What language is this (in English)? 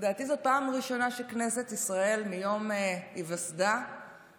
Hebrew